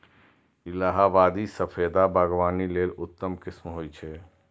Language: Maithili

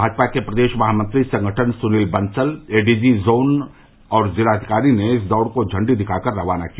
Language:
Hindi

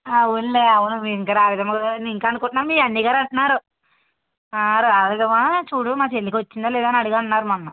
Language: Telugu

